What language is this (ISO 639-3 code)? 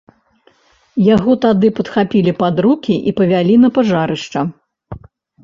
bel